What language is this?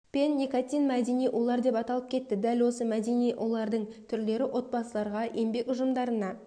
Kazakh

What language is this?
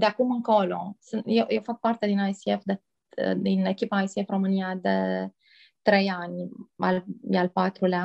Romanian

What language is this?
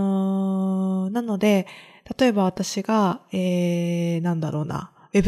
Japanese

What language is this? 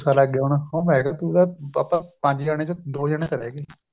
Punjabi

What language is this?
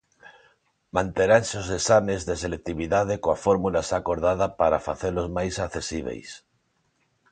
Galician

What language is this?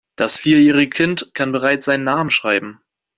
German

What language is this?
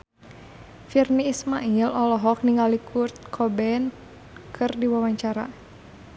Sundanese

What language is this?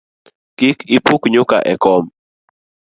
Luo (Kenya and Tanzania)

